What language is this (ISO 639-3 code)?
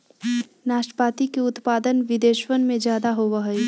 mag